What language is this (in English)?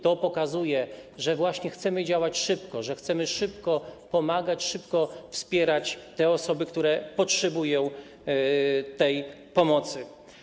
Polish